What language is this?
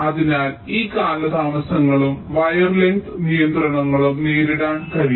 Malayalam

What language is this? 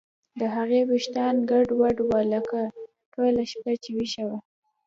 Pashto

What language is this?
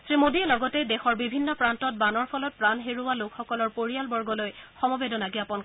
Assamese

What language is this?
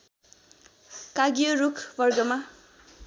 Nepali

